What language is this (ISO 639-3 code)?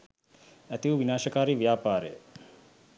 sin